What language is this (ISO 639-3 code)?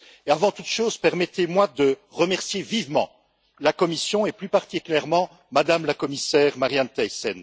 fra